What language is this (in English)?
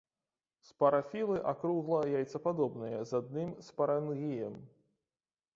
Belarusian